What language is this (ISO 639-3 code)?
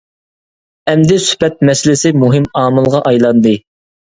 uig